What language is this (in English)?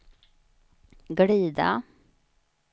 Swedish